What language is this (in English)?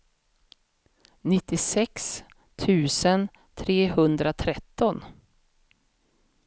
Swedish